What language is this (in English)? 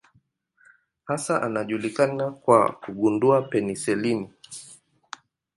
Swahili